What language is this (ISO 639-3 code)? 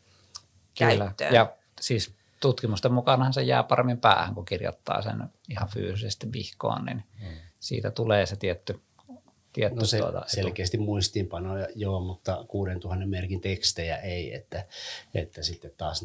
fin